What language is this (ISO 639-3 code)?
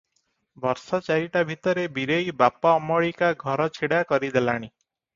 ori